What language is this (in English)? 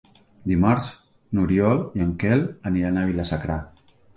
Catalan